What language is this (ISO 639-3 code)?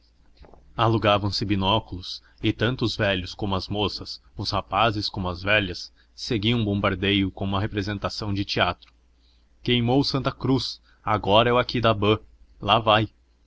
por